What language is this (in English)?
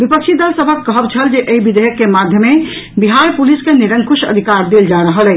Maithili